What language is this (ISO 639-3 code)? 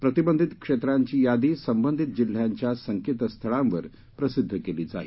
mar